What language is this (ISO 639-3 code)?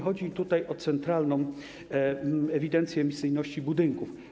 pol